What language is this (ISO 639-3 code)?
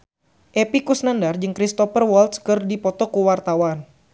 sun